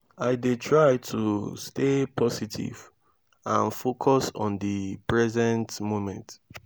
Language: Nigerian Pidgin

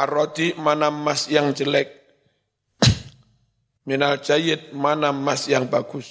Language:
Indonesian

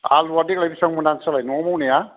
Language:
Bodo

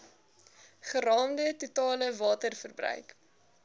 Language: Afrikaans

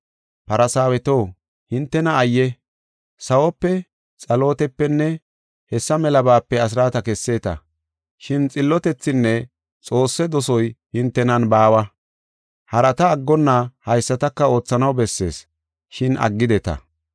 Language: Gofa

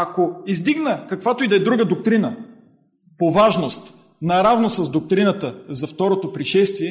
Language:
Bulgarian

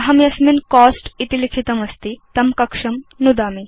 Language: Sanskrit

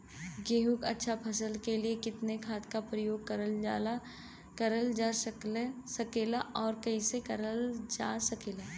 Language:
Bhojpuri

